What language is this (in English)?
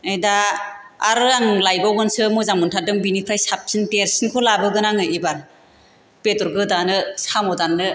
Bodo